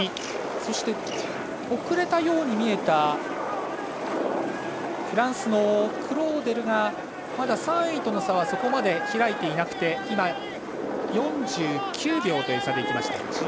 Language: Japanese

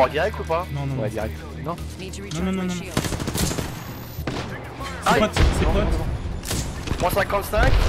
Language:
French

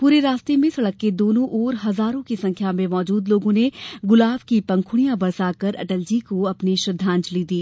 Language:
Hindi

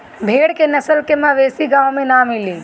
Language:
Bhojpuri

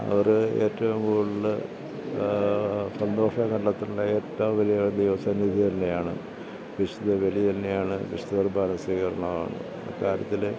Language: Malayalam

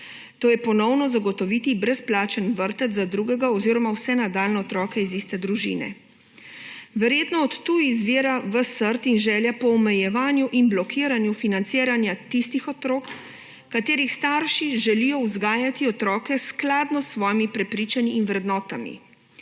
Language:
Slovenian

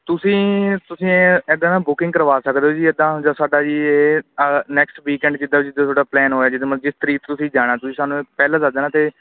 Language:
Punjabi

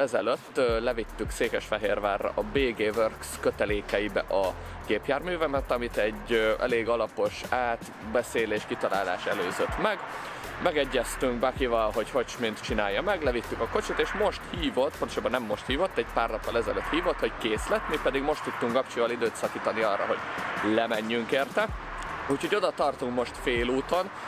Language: Hungarian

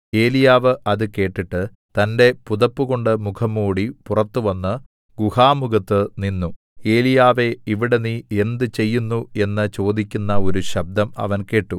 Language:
Malayalam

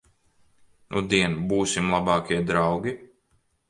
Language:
Latvian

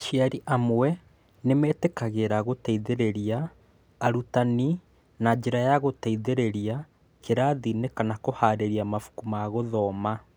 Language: Kikuyu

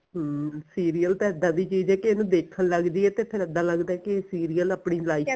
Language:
Punjabi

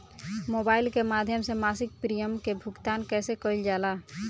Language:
Bhojpuri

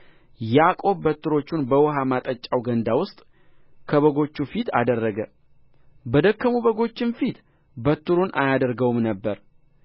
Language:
Amharic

